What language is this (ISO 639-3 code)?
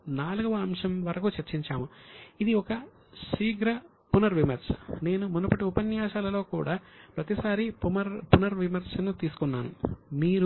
tel